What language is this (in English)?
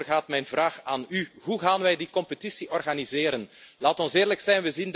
Dutch